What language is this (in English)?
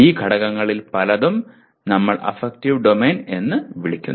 Malayalam